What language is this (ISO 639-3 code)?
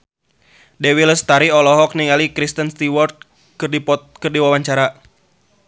sun